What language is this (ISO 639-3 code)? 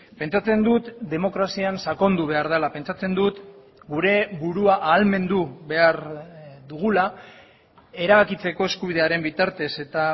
eus